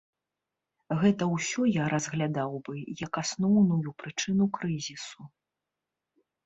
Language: Belarusian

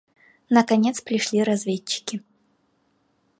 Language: Russian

